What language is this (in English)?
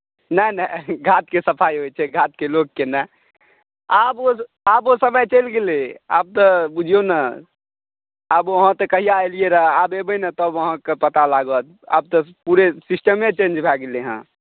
Maithili